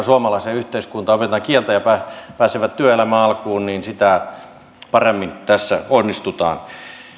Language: Finnish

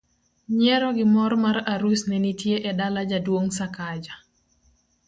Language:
Luo (Kenya and Tanzania)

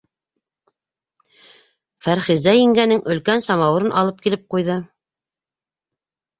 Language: Bashkir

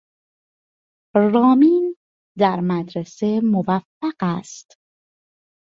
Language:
Persian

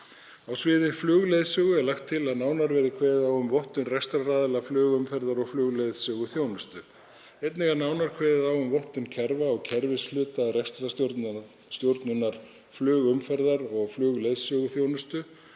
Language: Icelandic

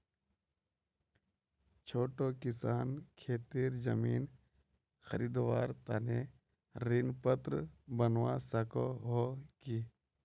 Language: Magahi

